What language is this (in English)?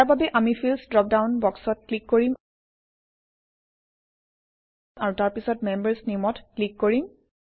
Assamese